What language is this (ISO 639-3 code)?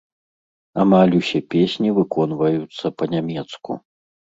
bel